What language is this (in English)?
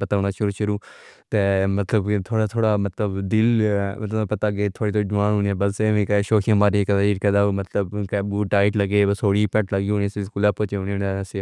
Pahari-Potwari